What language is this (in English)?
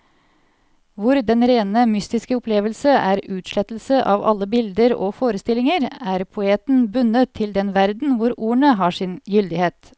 Norwegian